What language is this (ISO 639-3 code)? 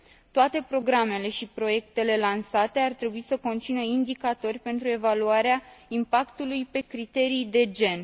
ron